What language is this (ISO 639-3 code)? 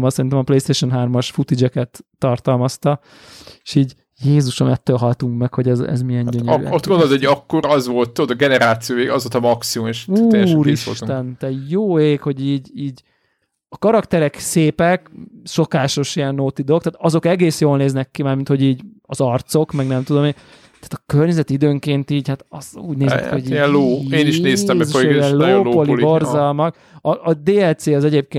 hun